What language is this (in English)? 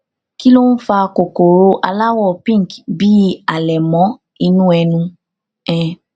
Yoruba